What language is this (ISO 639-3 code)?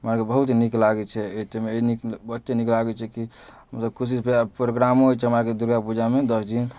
mai